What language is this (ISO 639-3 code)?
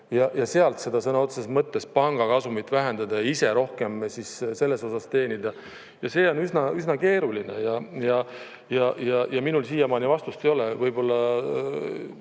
est